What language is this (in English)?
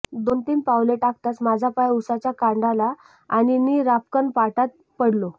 Marathi